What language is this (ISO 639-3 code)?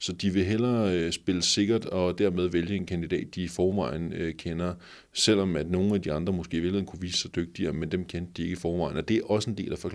dan